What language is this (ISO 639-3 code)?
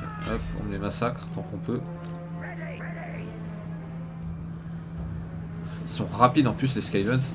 fra